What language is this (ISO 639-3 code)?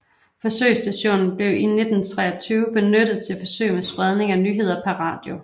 dan